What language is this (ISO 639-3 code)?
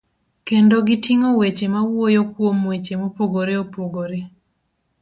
luo